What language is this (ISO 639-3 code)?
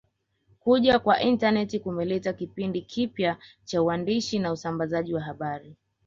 swa